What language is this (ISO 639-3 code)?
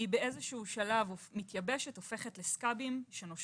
heb